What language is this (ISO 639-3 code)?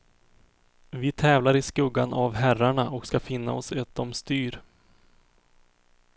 swe